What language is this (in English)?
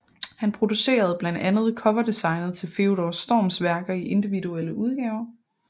Danish